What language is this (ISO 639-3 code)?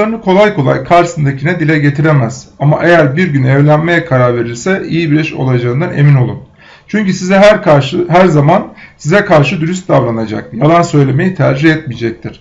tur